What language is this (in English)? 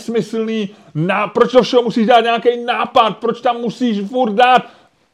Czech